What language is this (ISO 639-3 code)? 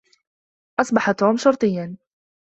ara